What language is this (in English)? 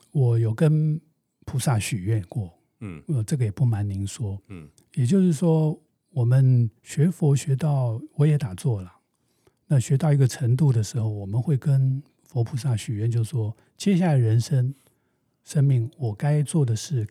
Chinese